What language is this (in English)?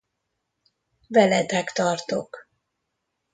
Hungarian